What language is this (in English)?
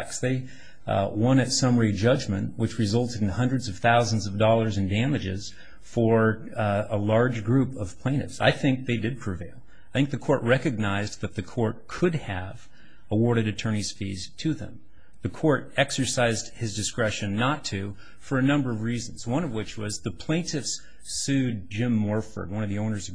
English